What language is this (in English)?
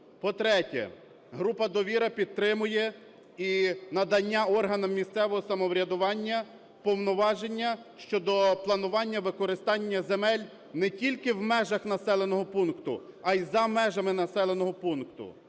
Ukrainian